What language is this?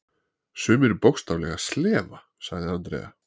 Icelandic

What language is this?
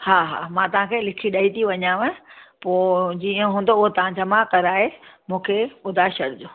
Sindhi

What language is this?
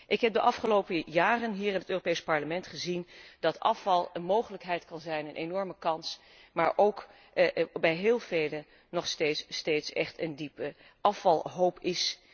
Dutch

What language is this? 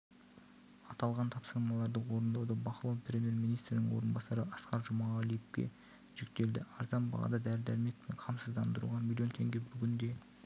Kazakh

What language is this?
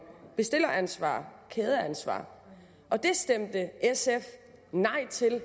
Danish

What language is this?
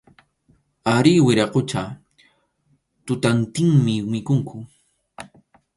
Arequipa-La Unión Quechua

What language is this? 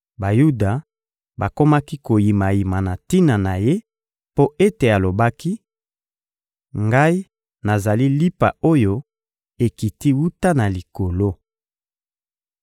Lingala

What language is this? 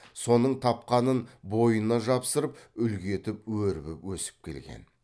Kazakh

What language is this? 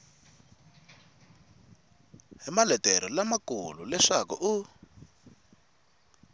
Tsonga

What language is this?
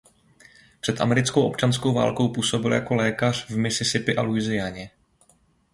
Czech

